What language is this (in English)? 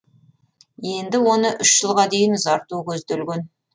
Kazakh